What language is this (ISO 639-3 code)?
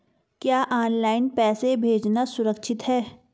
hin